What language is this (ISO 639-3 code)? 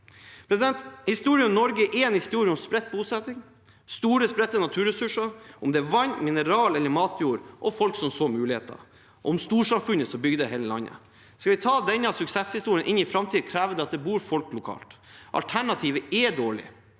nor